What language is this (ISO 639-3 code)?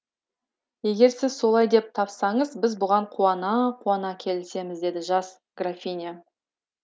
kaz